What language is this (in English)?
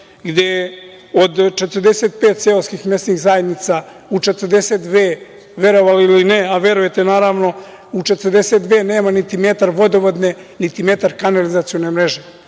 Serbian